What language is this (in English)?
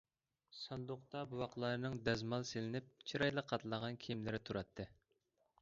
Uyghur